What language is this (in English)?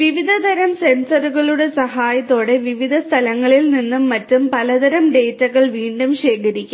Malayalam